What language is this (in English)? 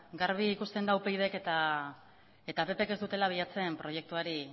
Basque